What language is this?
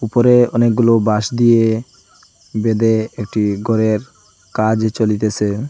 Bangla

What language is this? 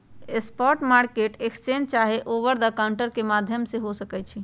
Magahi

